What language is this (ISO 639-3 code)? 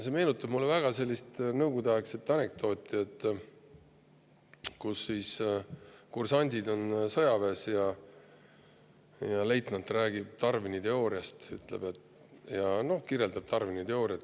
est